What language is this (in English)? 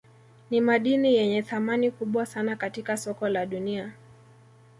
Swahili